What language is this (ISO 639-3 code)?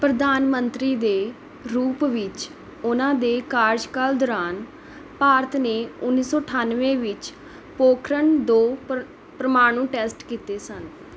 pan